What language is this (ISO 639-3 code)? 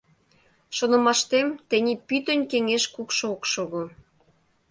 chm